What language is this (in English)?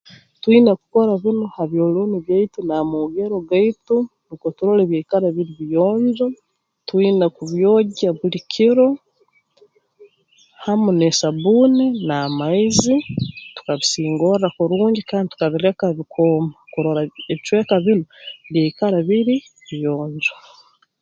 Tooro